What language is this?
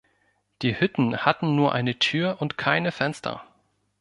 German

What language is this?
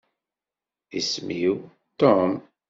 Kabyle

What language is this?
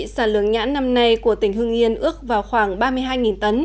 Vietnamese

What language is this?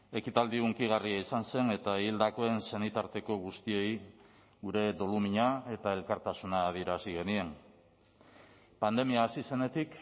Basque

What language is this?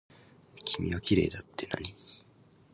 Japanese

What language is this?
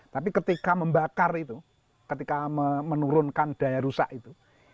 Indonesian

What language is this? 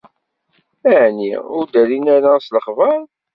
Kabyle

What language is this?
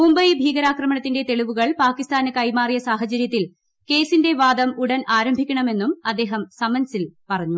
Malayalam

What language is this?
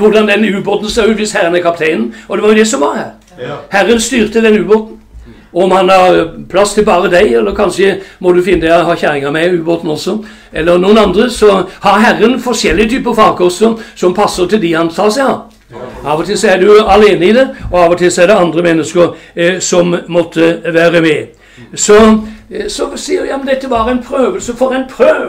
Norwegian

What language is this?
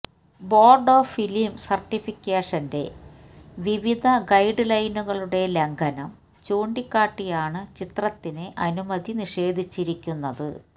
Malayalam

